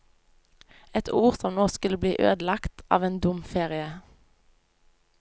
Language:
Norwegian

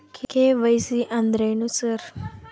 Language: Kannada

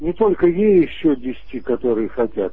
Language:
Russian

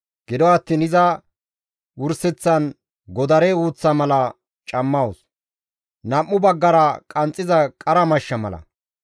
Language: Gamo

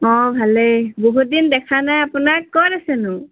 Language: Assamese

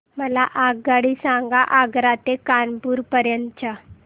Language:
Marathi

